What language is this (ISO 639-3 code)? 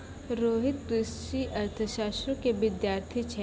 mai